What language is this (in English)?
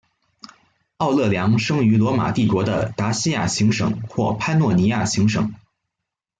Chinese